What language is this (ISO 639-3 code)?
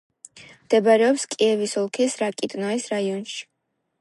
kat